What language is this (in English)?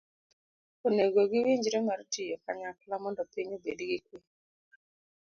Luo (Kenya and Tanzania)